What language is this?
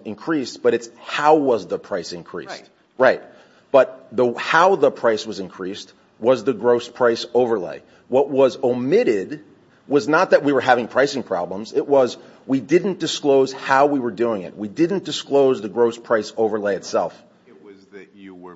English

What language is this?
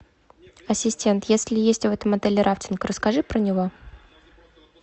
Russian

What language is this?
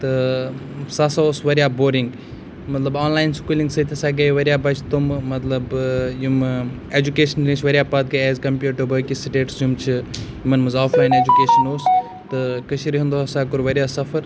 Kashmiri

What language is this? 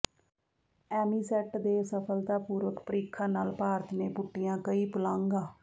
Punjabi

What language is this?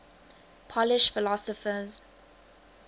English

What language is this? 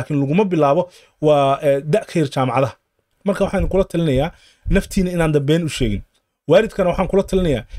Arabic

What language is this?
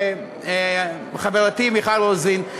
Hebrew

